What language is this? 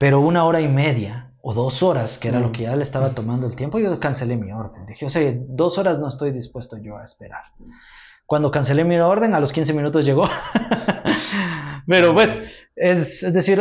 Spanish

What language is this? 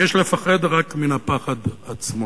Hebrew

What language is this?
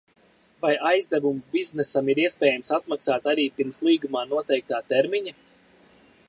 Latvian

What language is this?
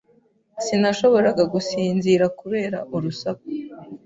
Kinyarwanda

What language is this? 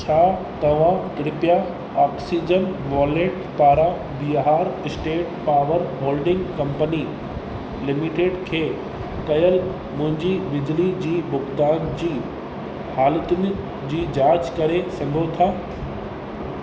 Sindhi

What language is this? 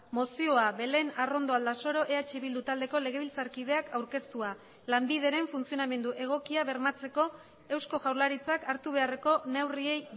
Basque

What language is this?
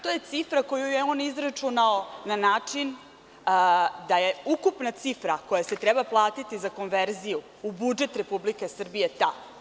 Serbian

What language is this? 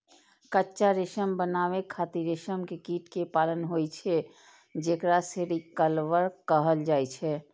Maithili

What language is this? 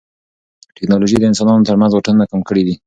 Pashto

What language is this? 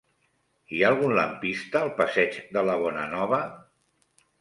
Catalan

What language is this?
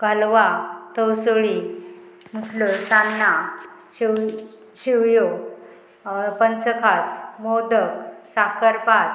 Konkani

